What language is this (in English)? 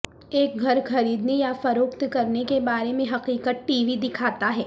Urdu